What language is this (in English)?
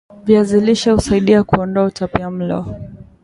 Swahili